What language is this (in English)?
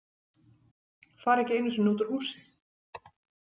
Icelandic